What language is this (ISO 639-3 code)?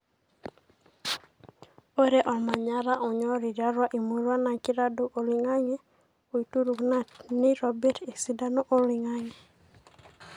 mas